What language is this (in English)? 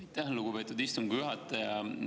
Estonian